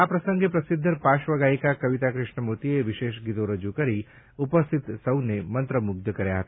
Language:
Gujarati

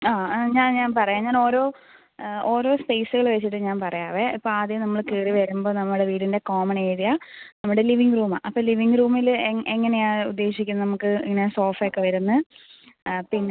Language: Malayalam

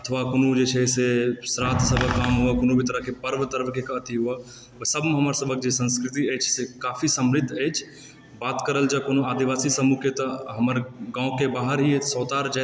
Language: Maithili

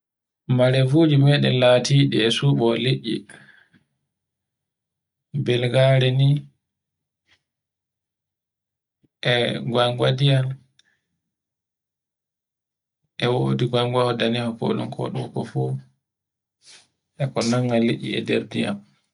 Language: Borgu Fulfulde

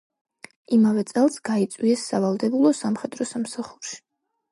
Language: Georgian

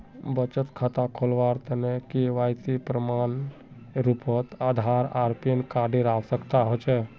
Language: Magahi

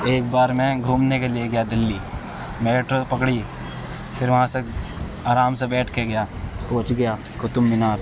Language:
Urdu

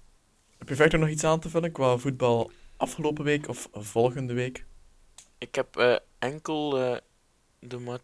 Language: Dutch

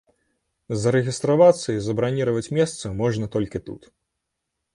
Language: Belarusian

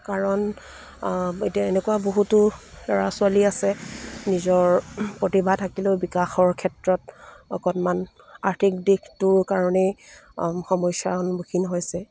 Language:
Assamese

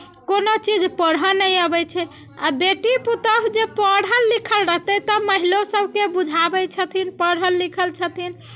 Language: Maithili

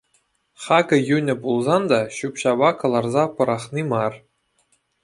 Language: Chuvash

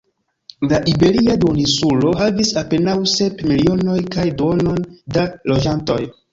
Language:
Esperanto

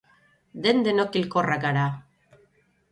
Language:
Basque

